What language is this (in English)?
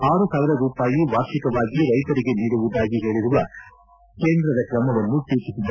Kannada